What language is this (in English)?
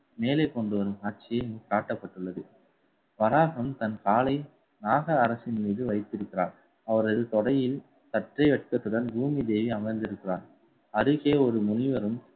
Tamil